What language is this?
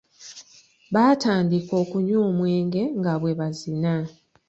Ganda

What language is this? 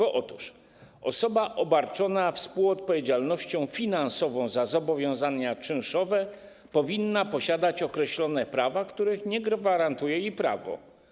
Polish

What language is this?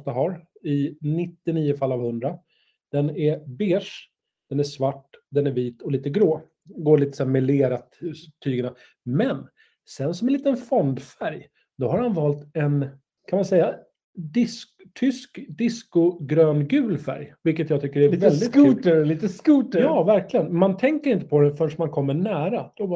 Swedish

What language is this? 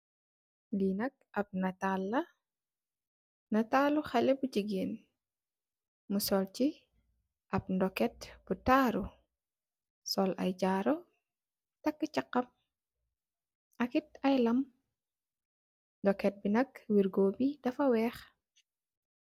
Wolof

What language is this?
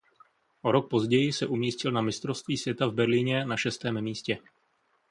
Czech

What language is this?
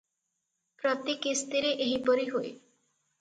Odia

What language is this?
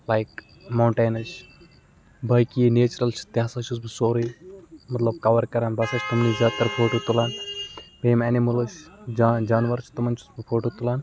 Kashmiri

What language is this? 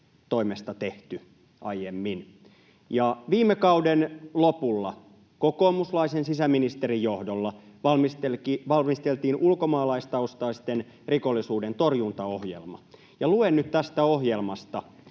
Finnish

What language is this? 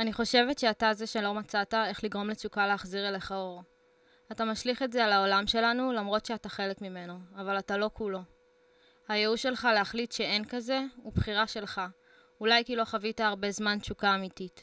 Hebrew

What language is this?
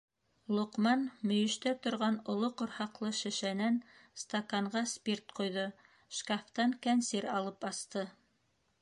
Bashkir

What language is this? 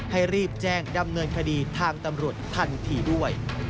Thai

